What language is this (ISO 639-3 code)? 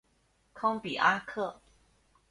zho